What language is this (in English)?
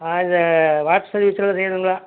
Tamil